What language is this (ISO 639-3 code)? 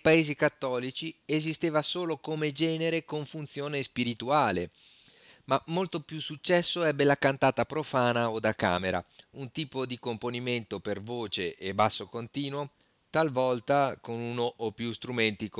ita